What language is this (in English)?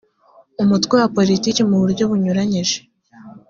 Kinyarwanda